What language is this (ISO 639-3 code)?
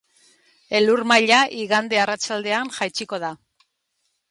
eus